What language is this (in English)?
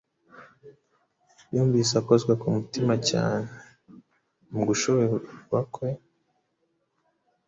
Kinyarwanda